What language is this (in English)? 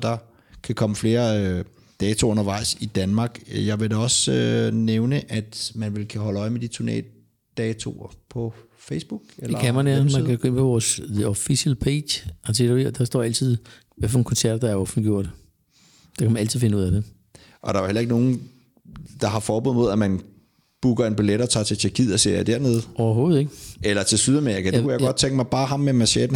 Danish